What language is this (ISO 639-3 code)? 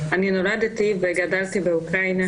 heb